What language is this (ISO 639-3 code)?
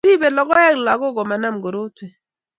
kln